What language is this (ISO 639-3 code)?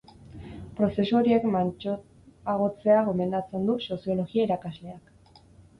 eus